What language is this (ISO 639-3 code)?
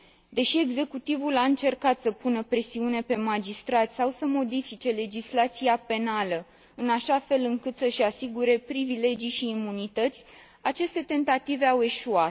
ron